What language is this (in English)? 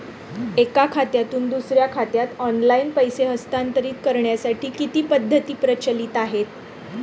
Marathi